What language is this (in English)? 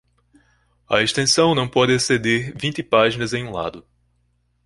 Portuguese